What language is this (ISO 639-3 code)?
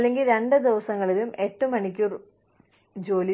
mal